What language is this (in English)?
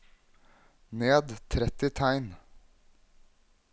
Norwegian